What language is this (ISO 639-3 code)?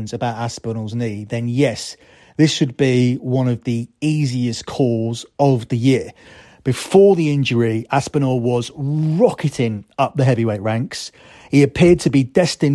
eng